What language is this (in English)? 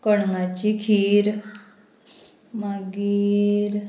Konkani